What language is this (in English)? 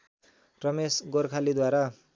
Nepali